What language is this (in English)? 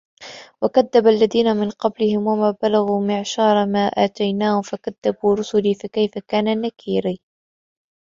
Arabic